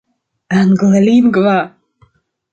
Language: Esperanto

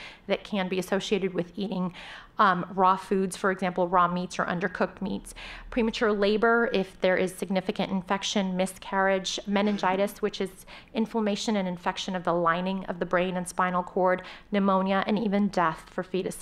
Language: English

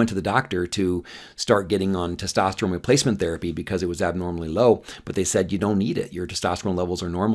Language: English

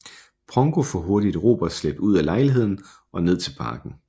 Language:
Danish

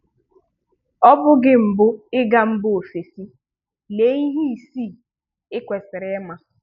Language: Igbo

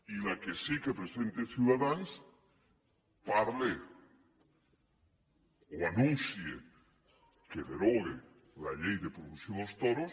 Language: Catalan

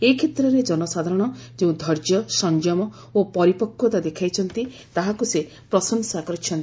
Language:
Odia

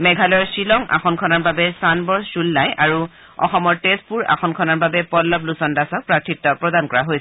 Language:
Assamese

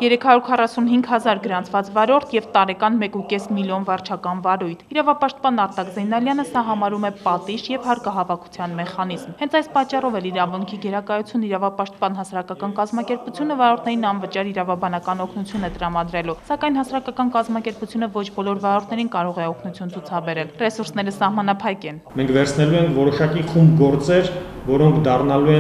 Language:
Turkish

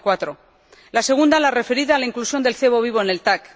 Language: Spanish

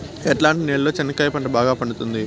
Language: Telugu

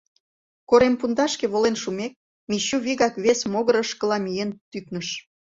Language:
Mari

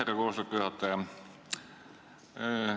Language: Estonian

